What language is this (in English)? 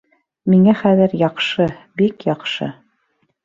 Bashkir